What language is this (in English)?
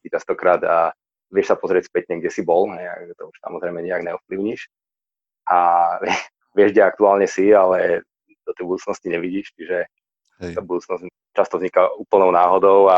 Slovak